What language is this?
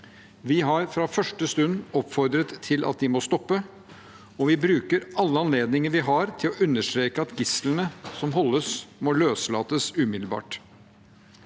Norwegian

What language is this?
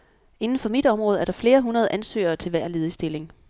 Danish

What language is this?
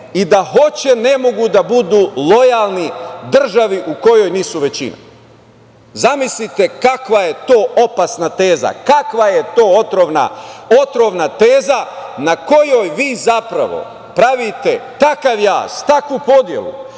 Serbian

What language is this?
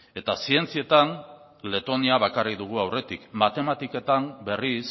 Basque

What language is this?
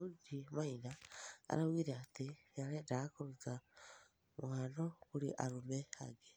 Kikuyu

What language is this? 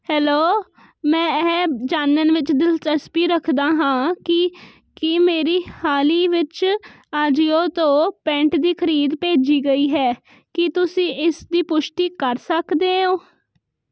Punjabi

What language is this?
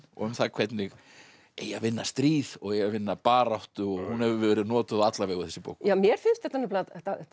Icelandic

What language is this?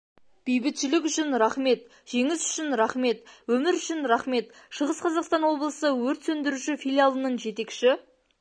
Kazakh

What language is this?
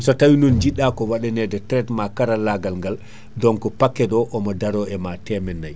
Fula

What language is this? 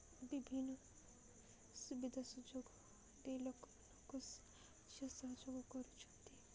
Odia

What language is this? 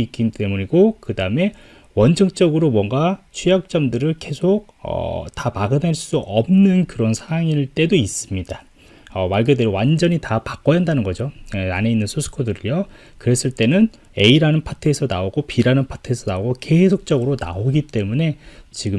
Korean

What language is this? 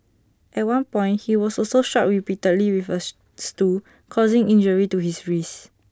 English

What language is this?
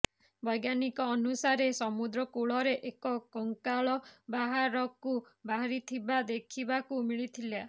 Odia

